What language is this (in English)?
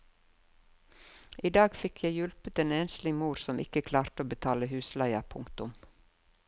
Norwegian